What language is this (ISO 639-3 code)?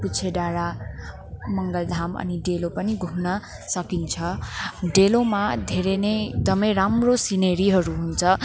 nep